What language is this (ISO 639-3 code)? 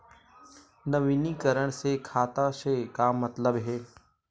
hne